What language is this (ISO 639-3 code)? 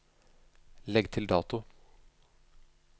nor